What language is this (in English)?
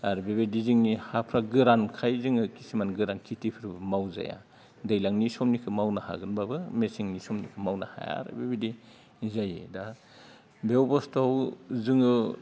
Bodo